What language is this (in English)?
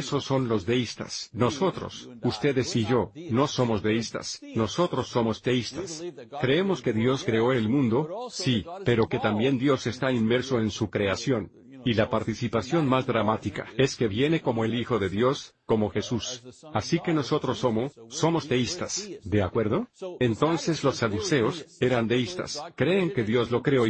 Spanish